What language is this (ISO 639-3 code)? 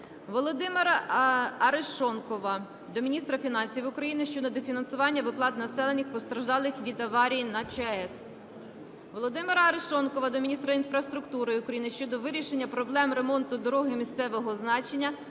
ukr